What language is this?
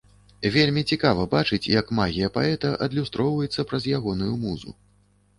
Belarusian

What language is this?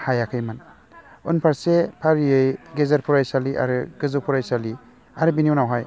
Bodo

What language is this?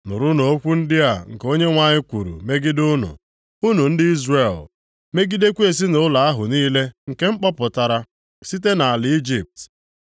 Igbo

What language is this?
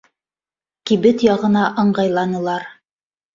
Bashkir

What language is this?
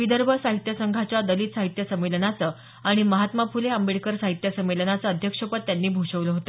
Marathi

